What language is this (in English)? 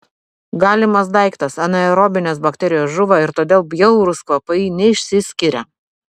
Lithuanian